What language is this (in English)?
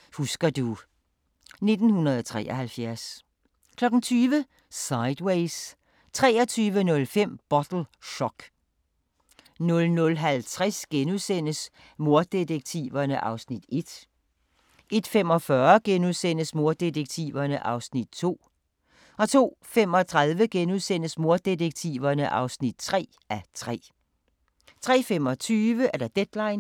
Danish